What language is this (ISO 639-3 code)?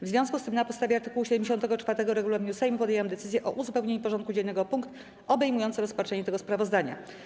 pol